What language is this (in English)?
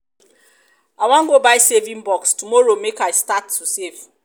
Nigerian Pidgin